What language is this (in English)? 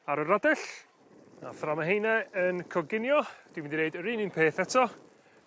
Welsh